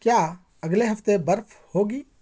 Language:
Urdu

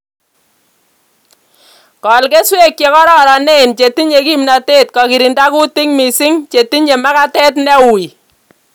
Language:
Kalenjin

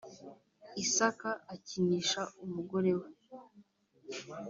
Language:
Kinyarwanda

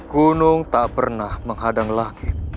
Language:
Indonesian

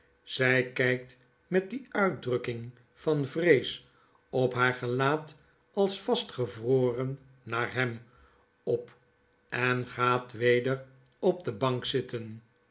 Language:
Dutch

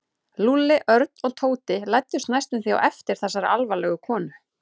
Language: Icelandic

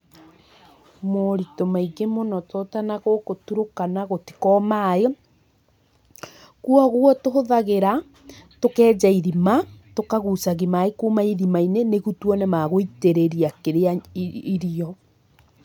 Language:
Kikuyu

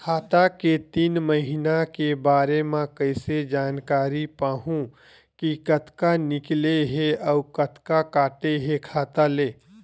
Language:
Chhattisgarhi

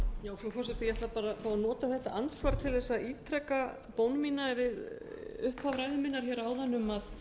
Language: Icelandic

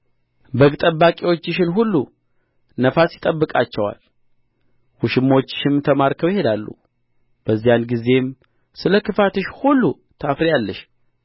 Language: Amharic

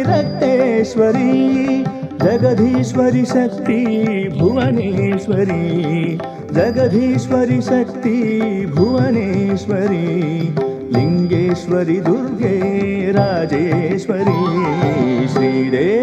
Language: Kannada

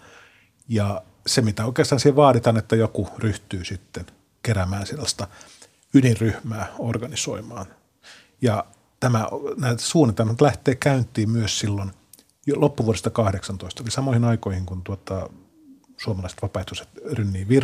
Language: Finnish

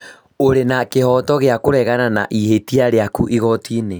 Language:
Kikuyu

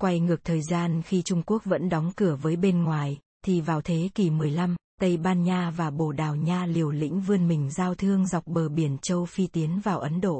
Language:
Vietnamese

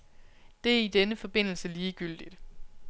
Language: Danish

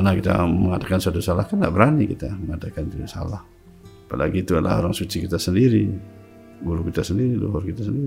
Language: Indonesian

